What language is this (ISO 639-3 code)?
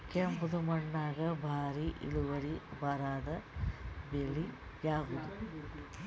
kan